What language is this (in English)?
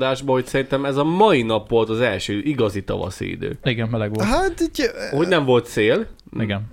Hungarian